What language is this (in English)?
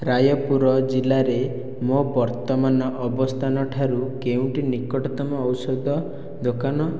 Odia